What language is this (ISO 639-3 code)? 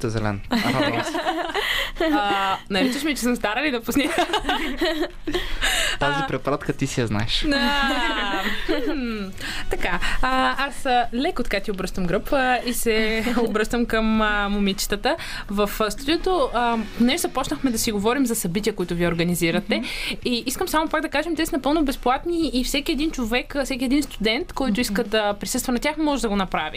bul